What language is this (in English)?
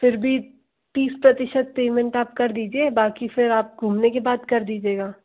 Hindi